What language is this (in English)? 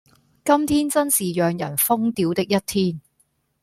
Cantonese